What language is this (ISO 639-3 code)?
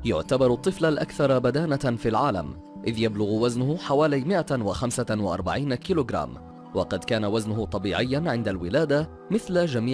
ara